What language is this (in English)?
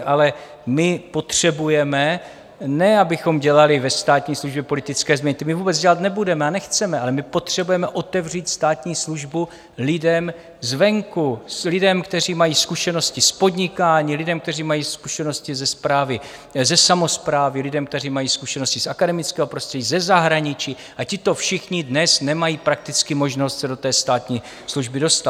Czech